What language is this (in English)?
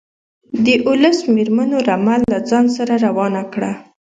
Pashto